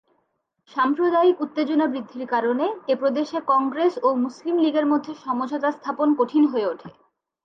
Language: Bangla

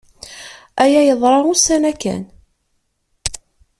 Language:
Kabyle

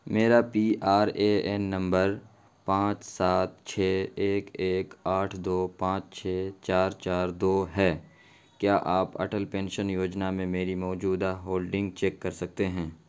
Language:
Urdu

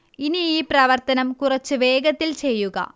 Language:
Malayalam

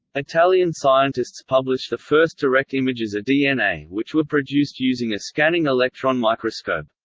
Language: English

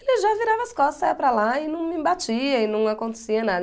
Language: Portuguese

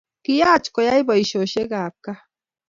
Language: Kalenjin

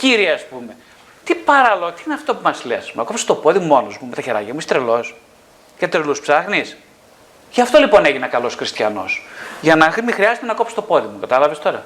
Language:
Greek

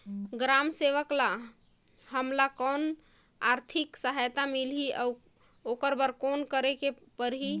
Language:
Chhattisgarhi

